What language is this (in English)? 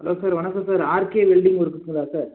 Tamil